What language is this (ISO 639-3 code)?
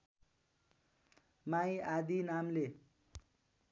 nep